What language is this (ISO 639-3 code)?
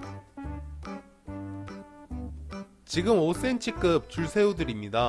kor